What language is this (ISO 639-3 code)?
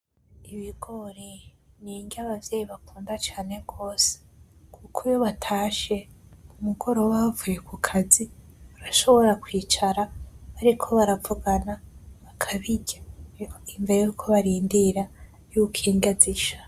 run